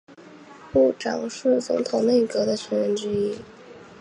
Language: Chinese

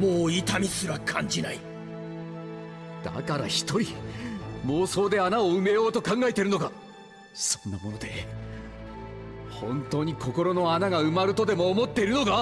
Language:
Japanese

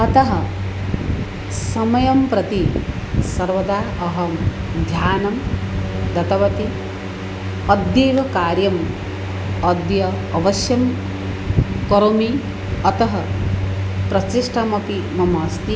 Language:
Sanskrit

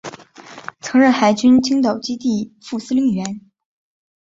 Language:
Chinese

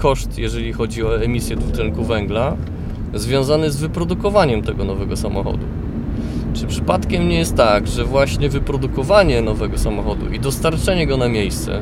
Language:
Polish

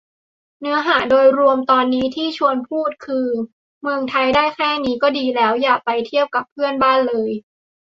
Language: Thai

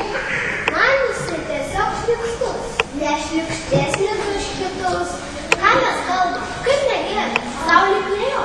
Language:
Ukrainian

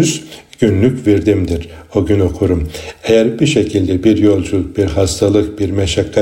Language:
Turkish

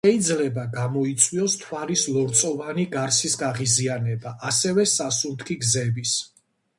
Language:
Georgian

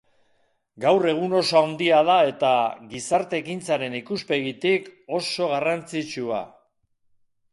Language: Basque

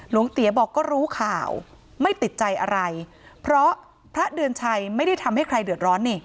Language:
Thai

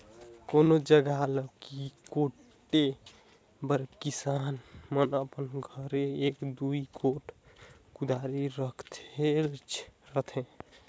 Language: Chhattisgarhi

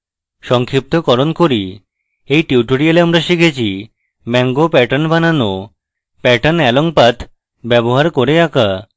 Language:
Bangla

